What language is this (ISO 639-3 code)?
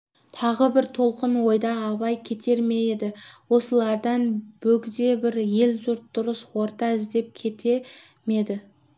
kaz